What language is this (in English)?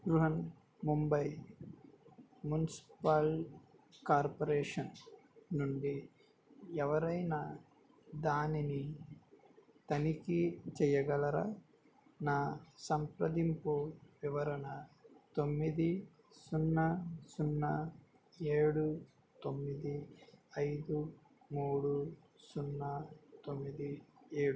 Telugu